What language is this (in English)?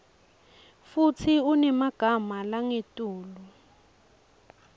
Swati